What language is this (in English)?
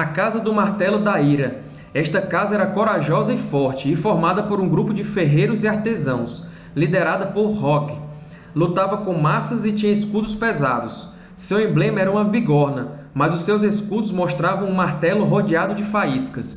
Portuguese